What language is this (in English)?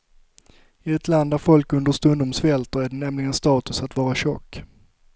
Swedish